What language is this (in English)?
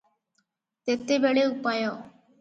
Odia